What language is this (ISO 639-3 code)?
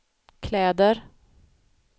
swe